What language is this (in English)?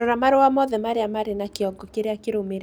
Kikuyu